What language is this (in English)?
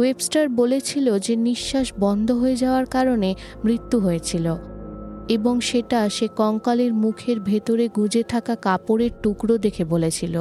Bangla